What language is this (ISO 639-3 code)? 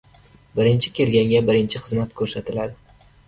uzb